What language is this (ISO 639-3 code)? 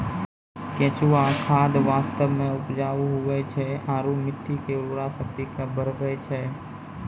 mai